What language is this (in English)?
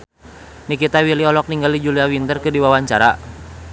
Sundanese